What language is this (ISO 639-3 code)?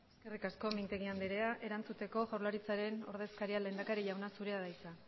eus